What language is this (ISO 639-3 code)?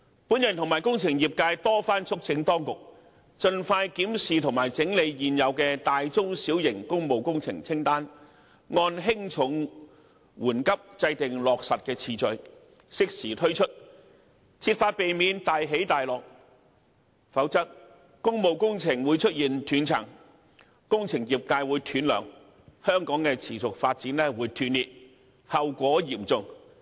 yue